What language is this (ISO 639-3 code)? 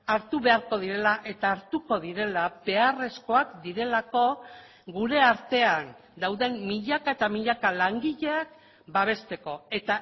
eus